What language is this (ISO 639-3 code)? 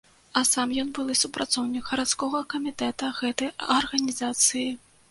bel